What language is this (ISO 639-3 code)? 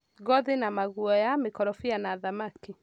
kik